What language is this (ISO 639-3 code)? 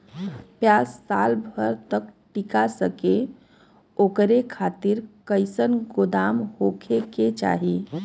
bho